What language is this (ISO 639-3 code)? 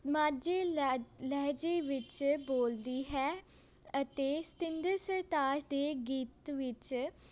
pan